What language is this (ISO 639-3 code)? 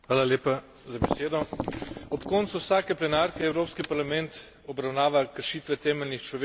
slv